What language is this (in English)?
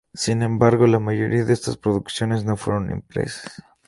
Spanish